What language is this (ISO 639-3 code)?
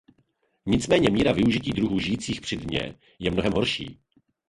ces